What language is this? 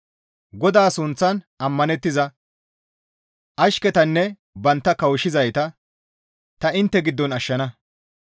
Gamo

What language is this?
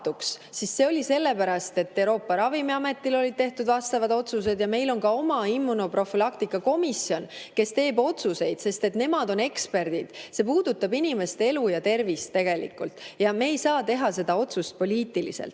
Estonian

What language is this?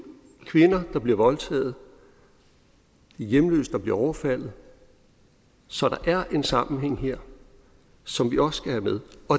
Danish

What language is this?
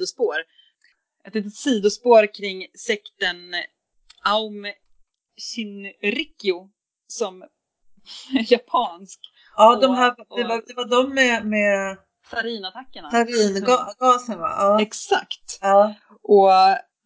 Swedish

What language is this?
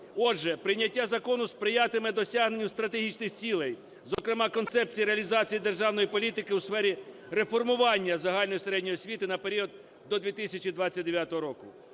Ukrainian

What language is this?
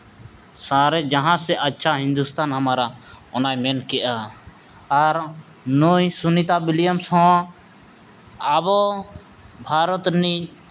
Santali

